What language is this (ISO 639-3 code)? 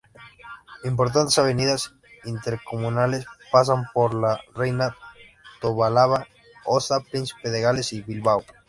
spa